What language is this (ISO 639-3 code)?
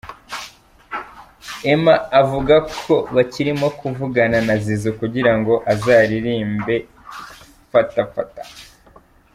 kin